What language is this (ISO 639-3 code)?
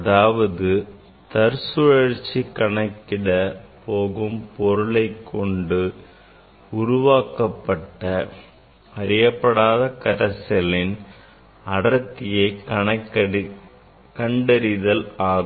tam